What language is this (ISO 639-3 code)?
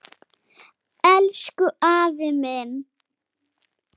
isl